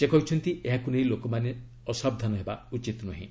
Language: Odia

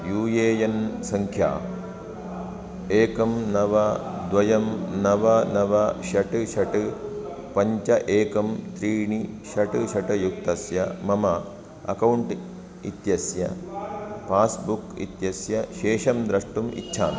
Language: Sanskrit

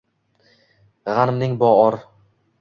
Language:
Uzbek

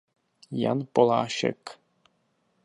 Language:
Czech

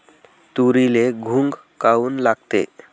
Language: Marathi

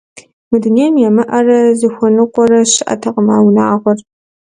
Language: Kabardian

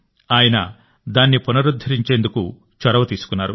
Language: Telugu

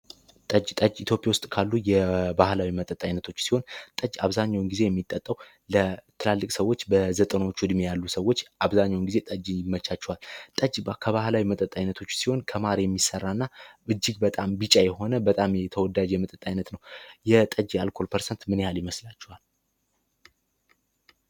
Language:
Amharic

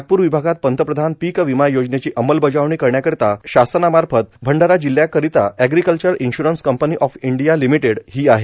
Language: Marathi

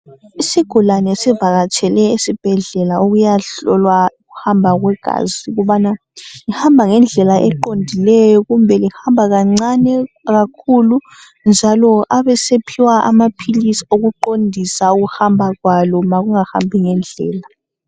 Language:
North Ndebele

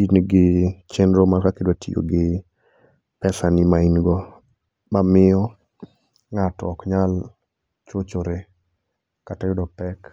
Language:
Luo (Kenya and Tanzania)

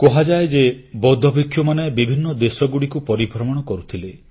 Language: Odia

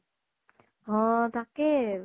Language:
Assamese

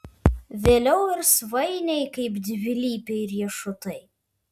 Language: Lithuanian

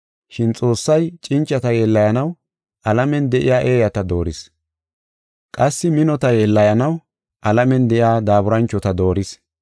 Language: Gofa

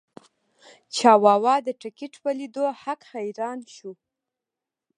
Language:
Pashto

